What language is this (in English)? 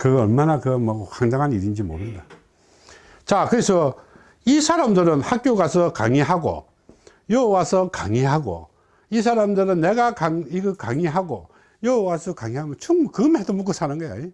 Korean